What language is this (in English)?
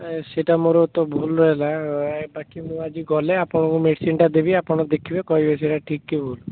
Odia